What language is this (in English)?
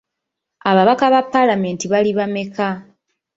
Ganda